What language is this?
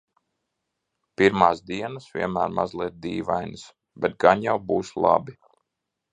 Latvian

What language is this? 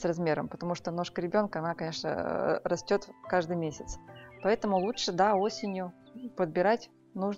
Russian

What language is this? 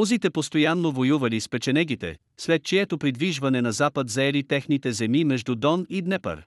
Bulgarian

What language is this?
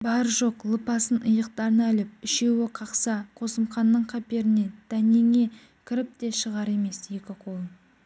Kazakh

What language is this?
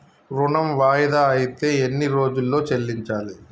Telugu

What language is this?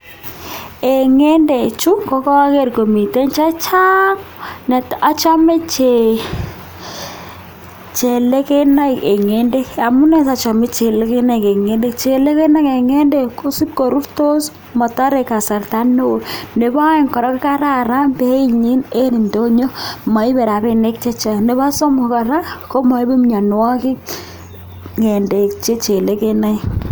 Kalenjin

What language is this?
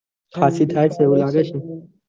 Gujarati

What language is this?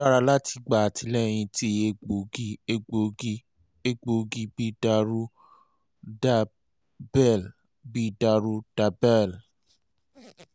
Yoruba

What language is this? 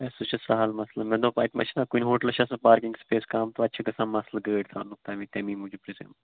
Kashmiri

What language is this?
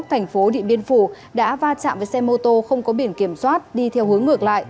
Vietnamese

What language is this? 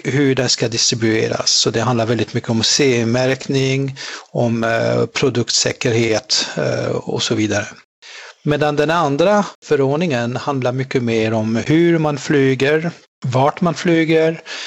Swedish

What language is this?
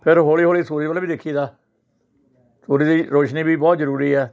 Punjabi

